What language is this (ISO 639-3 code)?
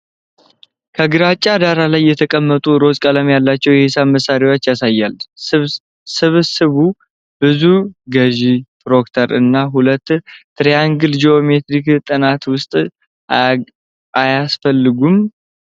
amh